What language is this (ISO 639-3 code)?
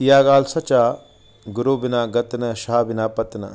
snd